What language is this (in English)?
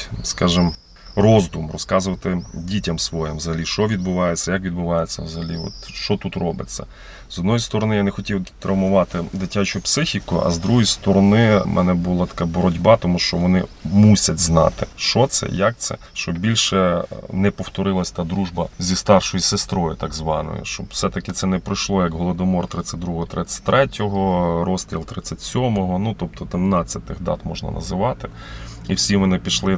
Ukrainian